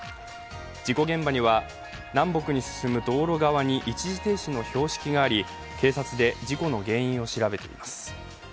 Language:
Japanese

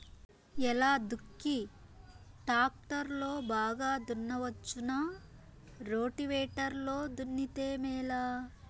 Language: Telugu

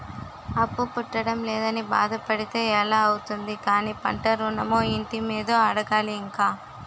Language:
Telugu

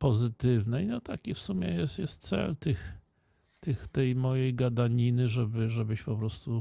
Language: Polish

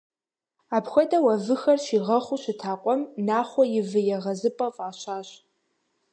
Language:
Kabardian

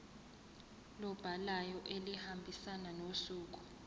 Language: Zulu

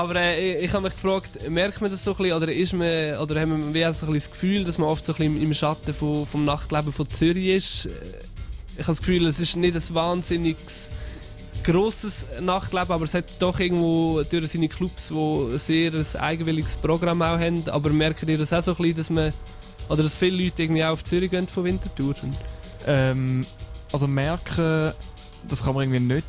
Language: German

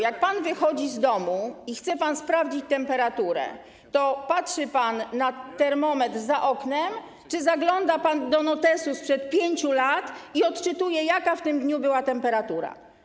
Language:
Polish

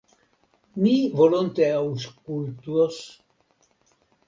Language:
Esperanto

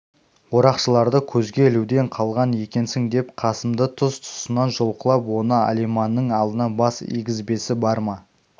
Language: Kazakh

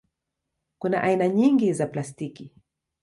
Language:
Swahili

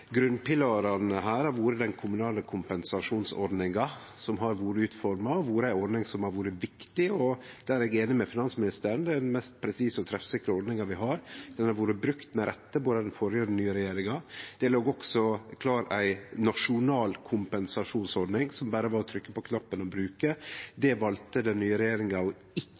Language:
Norwegian Nynorsk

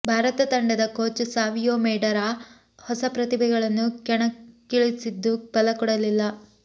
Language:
Kannada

